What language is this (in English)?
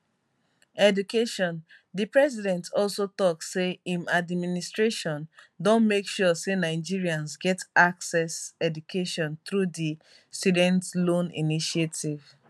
Nigerian Pidgin